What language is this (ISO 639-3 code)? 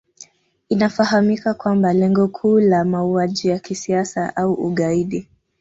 swa